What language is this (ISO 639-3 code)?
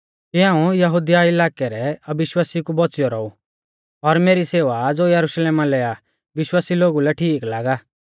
bfz